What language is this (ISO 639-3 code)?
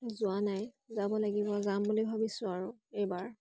asm